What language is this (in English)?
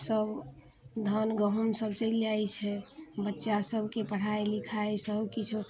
Maithili